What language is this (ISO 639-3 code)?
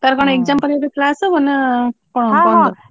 ori